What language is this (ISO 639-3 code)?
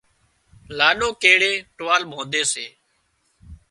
kxp